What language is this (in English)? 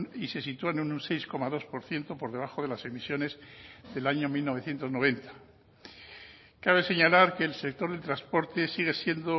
Spanish